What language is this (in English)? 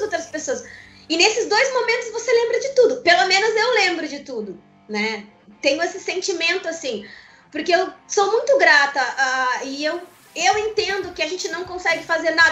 Portuguese